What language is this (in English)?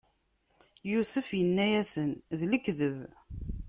Kabyle